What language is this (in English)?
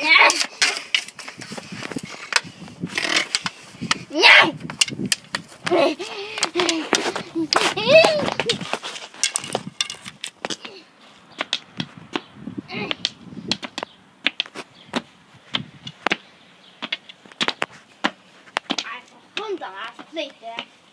Bulgarian